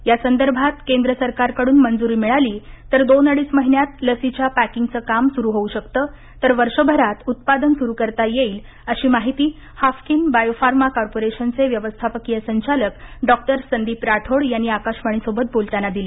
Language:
Marathi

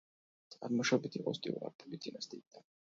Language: Georgian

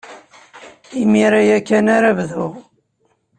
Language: Kabyle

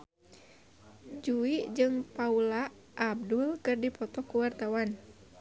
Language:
Sundanese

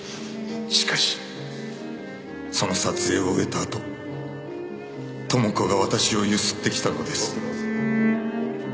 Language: Japanese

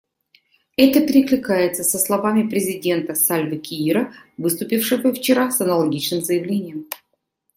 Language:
Russian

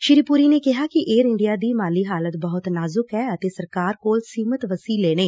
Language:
Punjabi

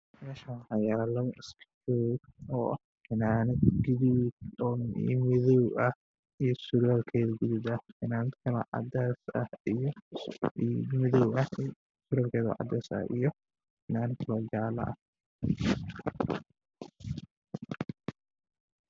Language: Somali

